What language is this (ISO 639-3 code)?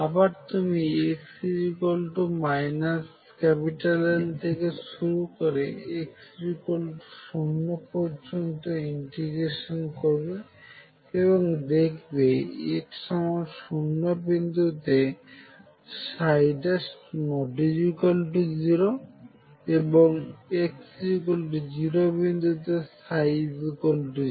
ben